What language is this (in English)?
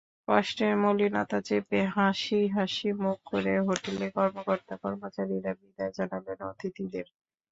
Bangla